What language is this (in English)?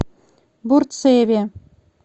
Russian